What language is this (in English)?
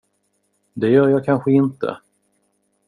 Swedish